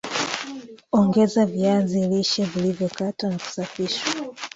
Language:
Swahili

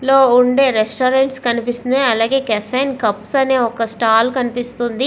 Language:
Telugu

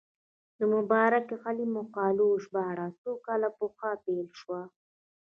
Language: Pashto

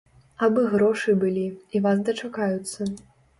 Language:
Belarusian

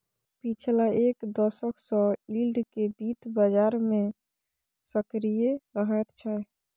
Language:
Maithili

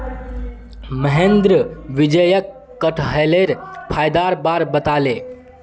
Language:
Magahi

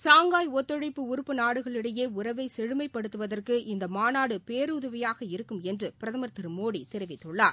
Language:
Tamil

